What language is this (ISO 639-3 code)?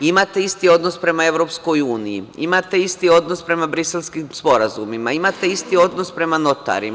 srp